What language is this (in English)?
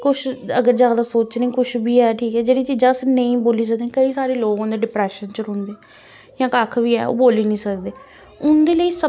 Dogri